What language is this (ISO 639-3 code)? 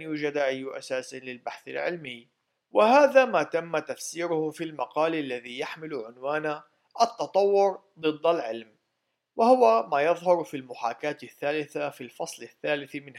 ara